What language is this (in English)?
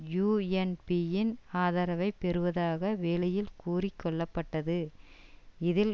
Tamil